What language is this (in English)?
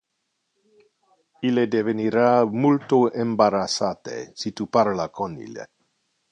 Interlingua